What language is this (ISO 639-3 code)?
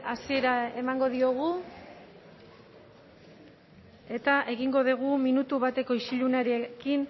eus